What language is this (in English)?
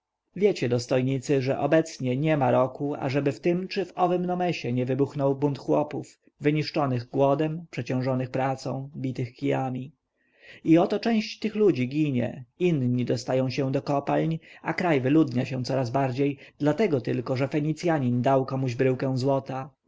Polish